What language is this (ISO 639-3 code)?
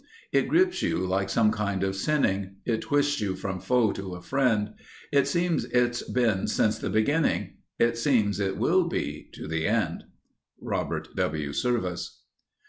eng